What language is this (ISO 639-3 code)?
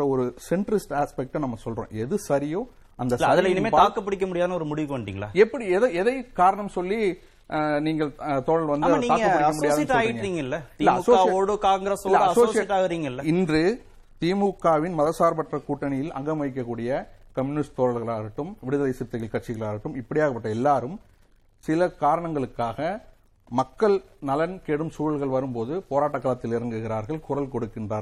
tam